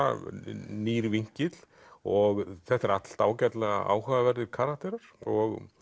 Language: Icelandic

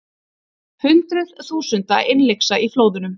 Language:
Icelandic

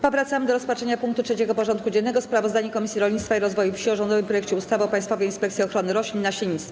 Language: Polish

